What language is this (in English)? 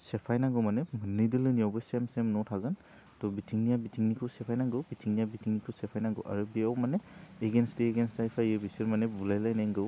Bodo